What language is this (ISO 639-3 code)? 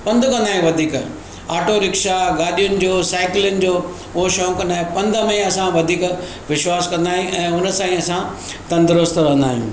snd